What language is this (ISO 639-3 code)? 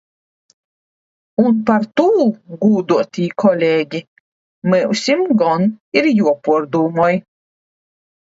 lav